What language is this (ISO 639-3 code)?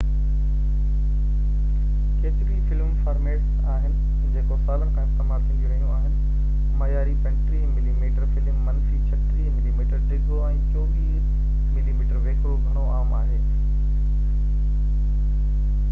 snd